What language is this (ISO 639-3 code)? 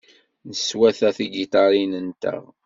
kab